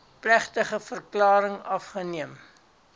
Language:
Afrikaans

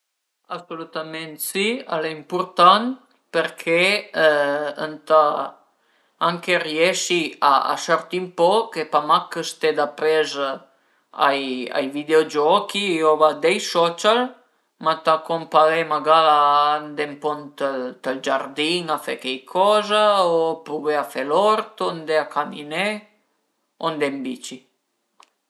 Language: Piedmontese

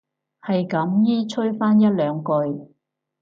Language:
Cantonese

